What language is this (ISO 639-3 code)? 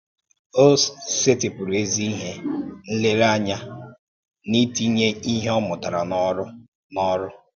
ibo